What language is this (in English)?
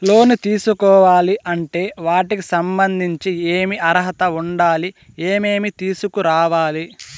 Telugu